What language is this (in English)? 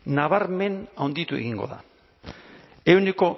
Basque